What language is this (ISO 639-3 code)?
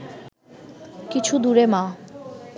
ben